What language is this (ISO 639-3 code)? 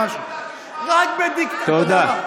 heb